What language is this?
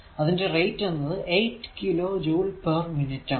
Malayalam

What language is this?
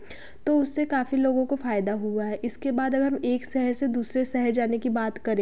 Hindi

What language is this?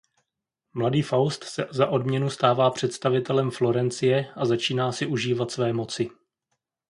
Czech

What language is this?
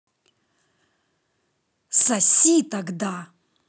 Russian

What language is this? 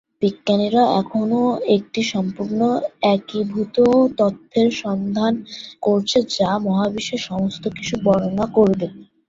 Bangla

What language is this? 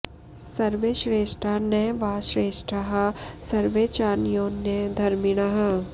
Sanskrit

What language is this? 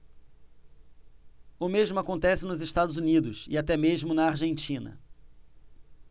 Portuguese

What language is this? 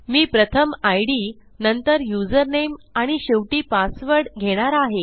Marathi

